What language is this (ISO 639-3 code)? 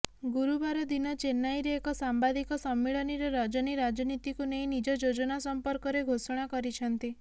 ori